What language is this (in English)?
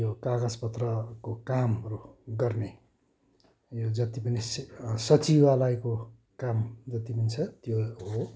Nepali